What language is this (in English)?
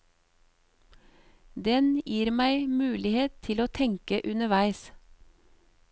Norwegian